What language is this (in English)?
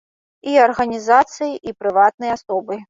Belarusian